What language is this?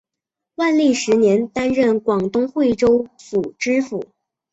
Chinese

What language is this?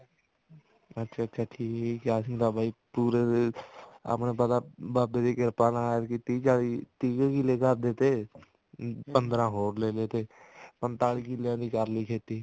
Punjabi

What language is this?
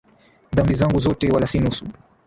Swahili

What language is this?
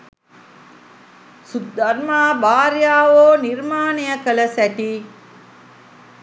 Sinhala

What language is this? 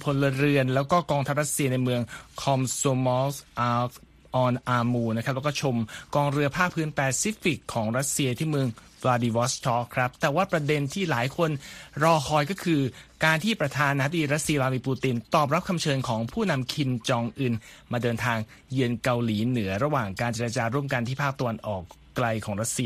Thai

